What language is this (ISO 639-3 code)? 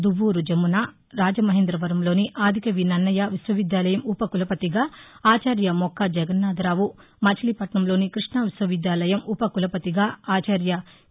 tel